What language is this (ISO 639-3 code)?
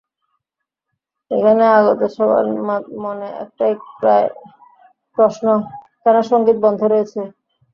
ben